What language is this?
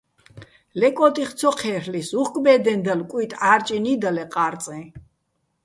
Bats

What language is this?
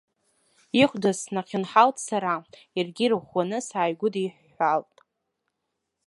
Abkhazian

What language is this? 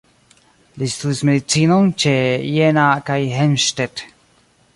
Esperanto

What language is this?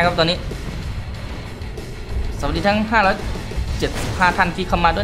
Thai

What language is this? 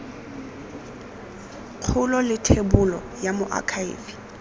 Tswana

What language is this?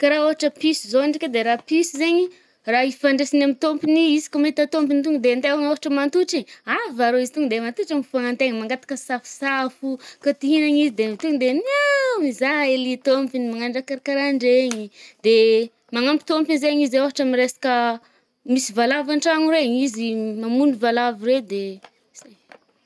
Northern Betsimisaraka Malagasy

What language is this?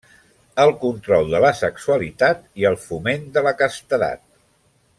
Catalan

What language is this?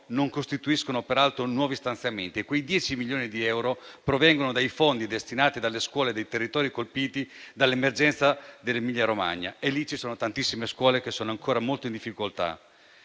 Italian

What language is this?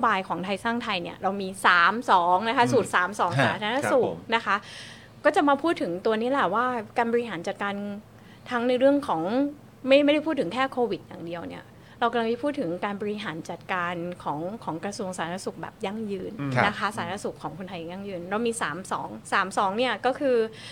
Thai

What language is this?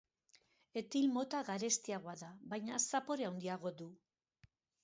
Basque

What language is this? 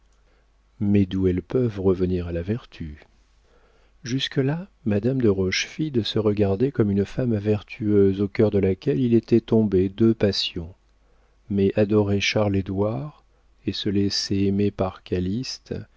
French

